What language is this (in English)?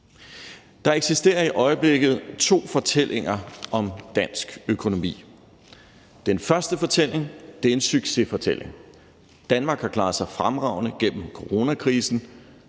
Danish